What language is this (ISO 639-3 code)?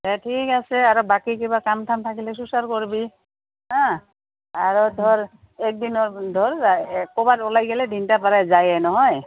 asm